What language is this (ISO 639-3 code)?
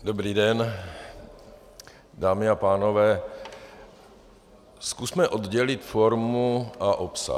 ces